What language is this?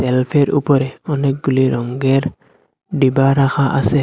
Bangla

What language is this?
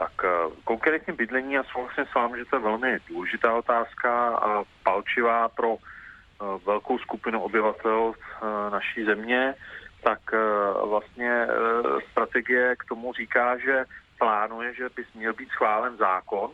Czech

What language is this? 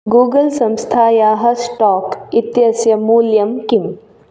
Sanskrit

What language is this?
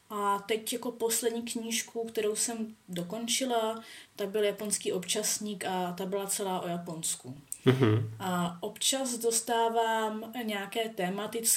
Czech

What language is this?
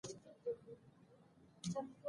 Pashto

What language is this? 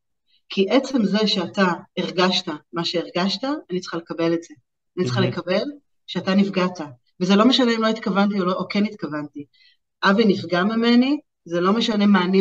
Hebrew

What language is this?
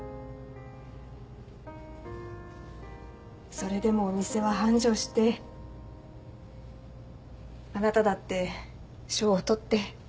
Japanese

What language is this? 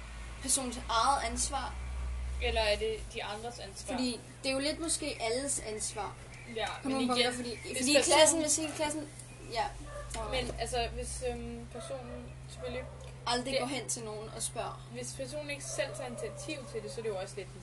Danish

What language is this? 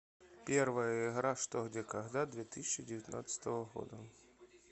Russian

